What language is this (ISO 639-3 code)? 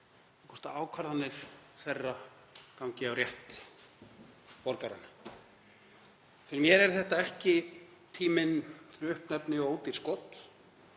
isl